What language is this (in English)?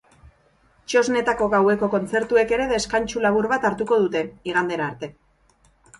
Basque